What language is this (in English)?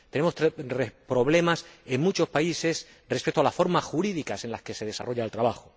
Spanish